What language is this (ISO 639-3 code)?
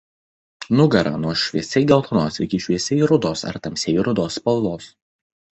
lit